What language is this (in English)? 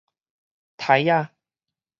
Min Nan Chinese